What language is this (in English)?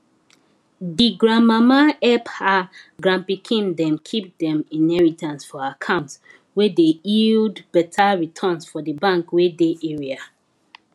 Nigerian Pidgin